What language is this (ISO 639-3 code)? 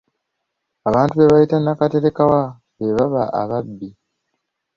lug